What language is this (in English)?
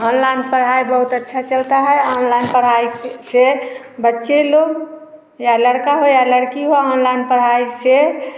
Hindi